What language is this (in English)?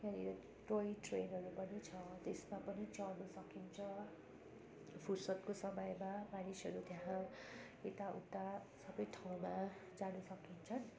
Nepali